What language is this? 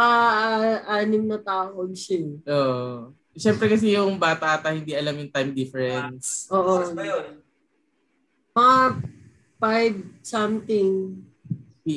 Filipino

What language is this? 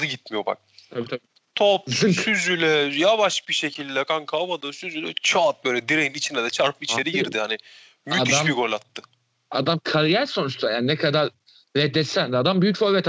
Turkish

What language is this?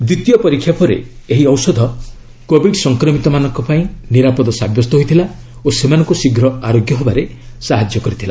Odia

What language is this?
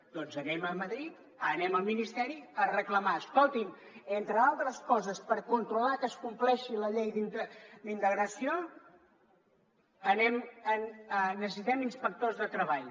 Catalan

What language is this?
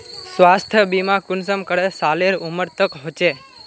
Magahi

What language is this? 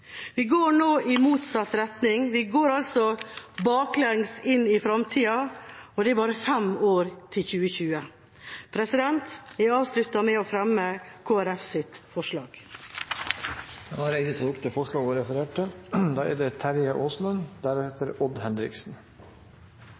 Norwegian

